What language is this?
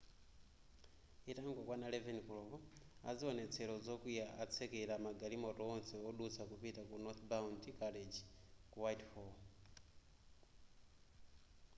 Nyanja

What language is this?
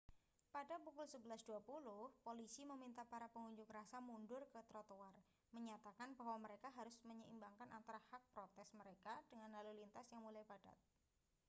Indonesian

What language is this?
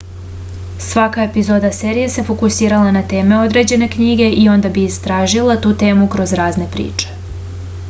Serbian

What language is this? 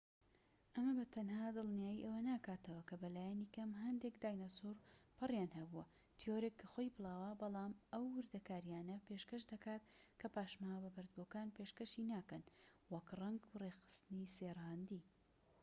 Central Kurdish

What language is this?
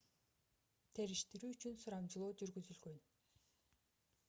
Kyrgyz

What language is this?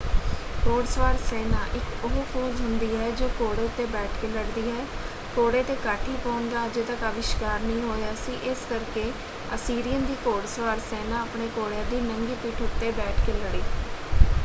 Punjabi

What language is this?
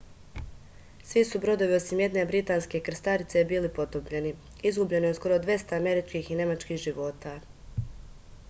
Serbian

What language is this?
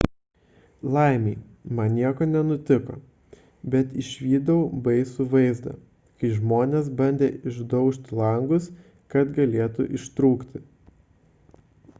Lithuanian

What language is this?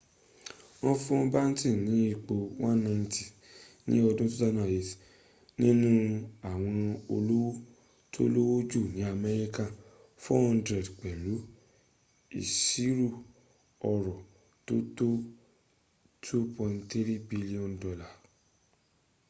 Yoruba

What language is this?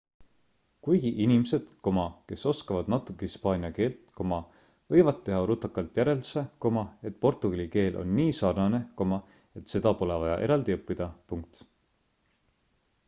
Estonian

